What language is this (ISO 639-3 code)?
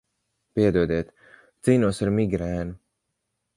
lav